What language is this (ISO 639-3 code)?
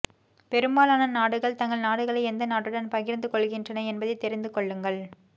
tam